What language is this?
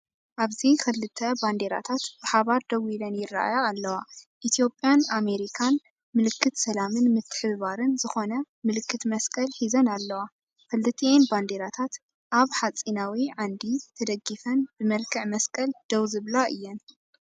Tigrinya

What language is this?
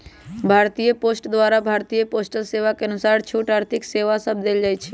Magahi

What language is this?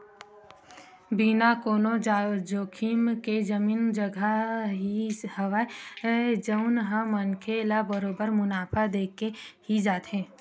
Chhattisgarhi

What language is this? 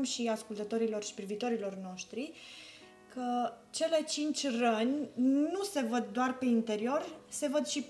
Romanian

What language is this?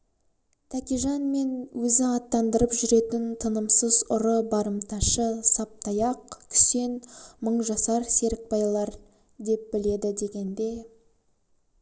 Kazakh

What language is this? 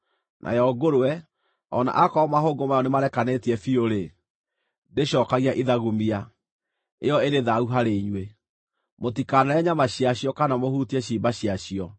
Kikuyu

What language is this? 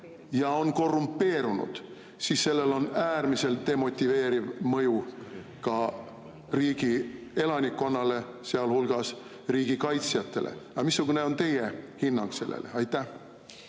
Estonian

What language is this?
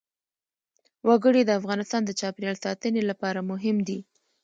Pashto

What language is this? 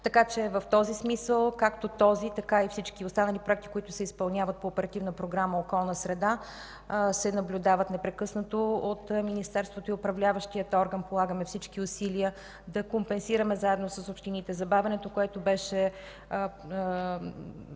Bulgarian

